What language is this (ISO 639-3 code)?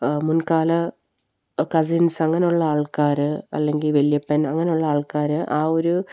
mal